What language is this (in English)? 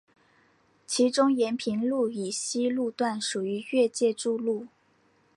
Chinese